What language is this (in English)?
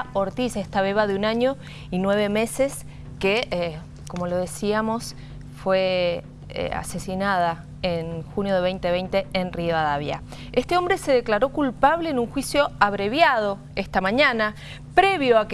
Spanish